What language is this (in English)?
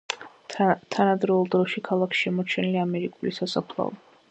Georgian